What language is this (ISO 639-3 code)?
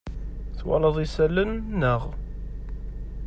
kab